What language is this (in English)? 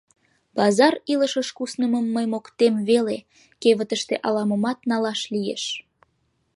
Mari